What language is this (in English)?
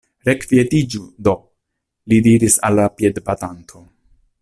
Esperanto